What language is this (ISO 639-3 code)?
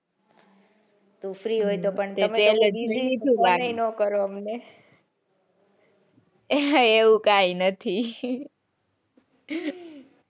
guj